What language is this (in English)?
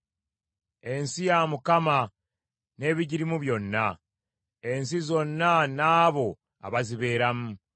Ganda